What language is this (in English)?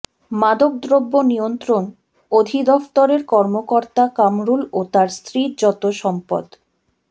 Bangla